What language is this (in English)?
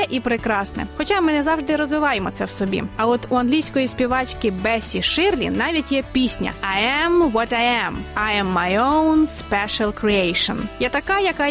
Ukrainian